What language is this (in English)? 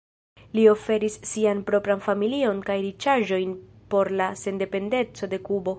Esperanto